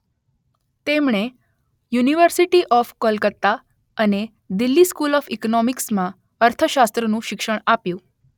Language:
Gujarati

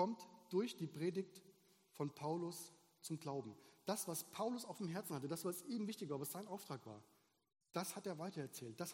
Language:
German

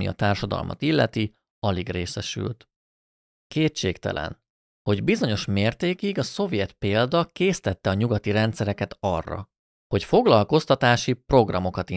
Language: Hungarian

